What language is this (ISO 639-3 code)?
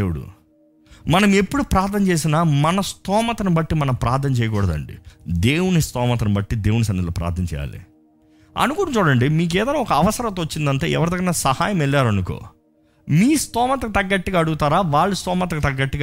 tel